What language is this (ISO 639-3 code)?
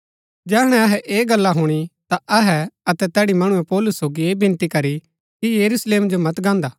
gbk